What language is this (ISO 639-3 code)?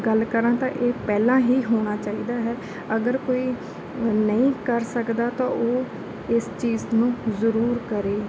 pan